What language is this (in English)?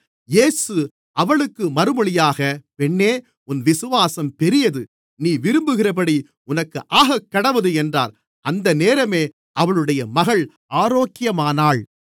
Tamil